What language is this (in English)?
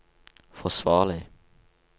Norwegian